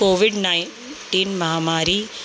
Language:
Sindhi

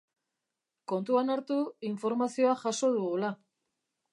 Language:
Basque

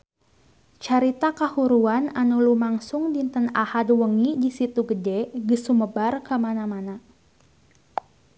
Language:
Sundanese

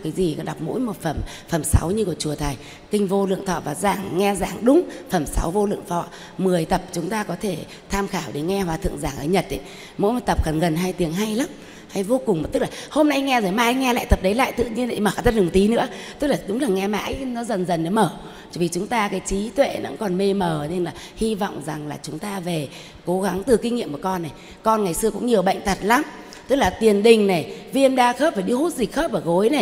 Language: Vietnamese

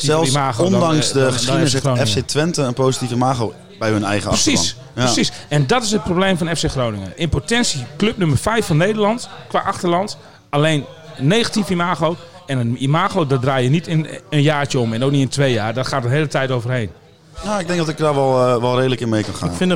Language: Dutch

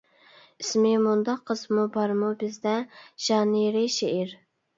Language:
Uyghur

